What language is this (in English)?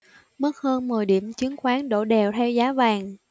Vietnamese